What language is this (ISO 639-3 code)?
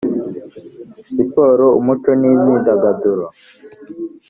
kin